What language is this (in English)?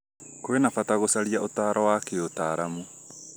Kikuyu